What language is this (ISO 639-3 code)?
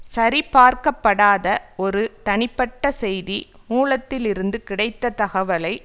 tam